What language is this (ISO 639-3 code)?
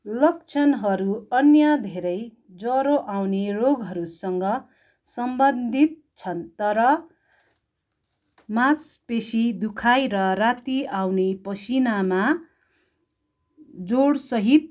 nep